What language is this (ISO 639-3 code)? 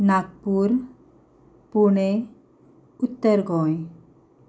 kok